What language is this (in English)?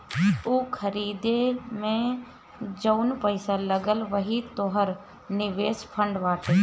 Bhojpuri